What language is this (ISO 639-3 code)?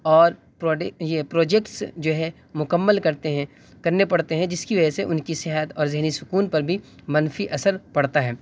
urd